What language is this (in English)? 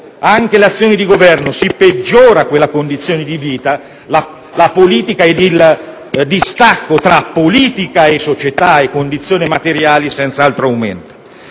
Italian